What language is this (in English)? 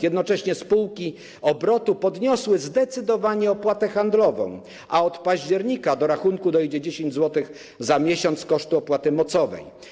Polish